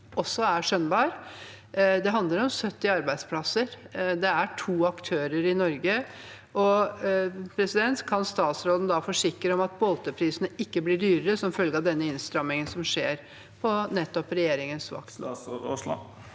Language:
Norwegian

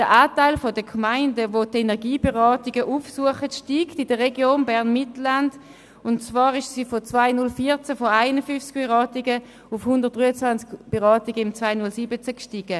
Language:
Swiss German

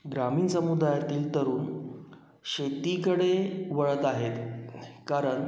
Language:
Marathi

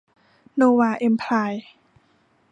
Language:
Thai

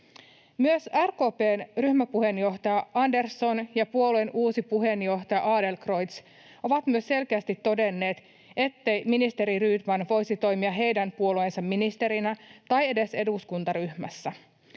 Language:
Finnish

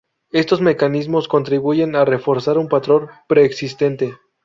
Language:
Spanish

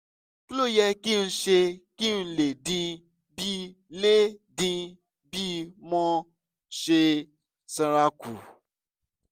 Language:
Yoruba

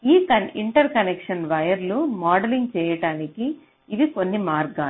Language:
Telugu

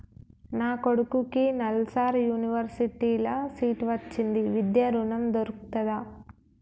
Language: Telugu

